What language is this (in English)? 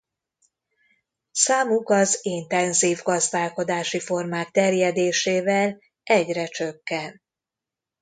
Hungarian